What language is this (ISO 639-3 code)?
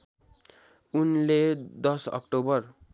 nep